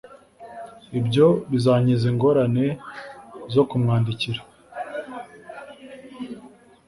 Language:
Kinyarwanda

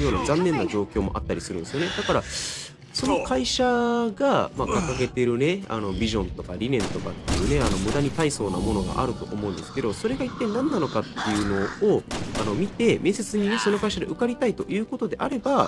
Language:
Japanese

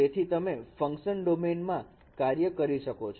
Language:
Gujarati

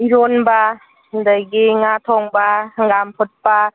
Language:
Manipuri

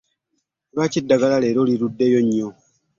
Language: Ganda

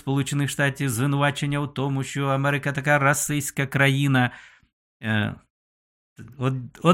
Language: Ukrainian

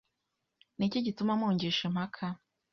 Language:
Kinyarwanda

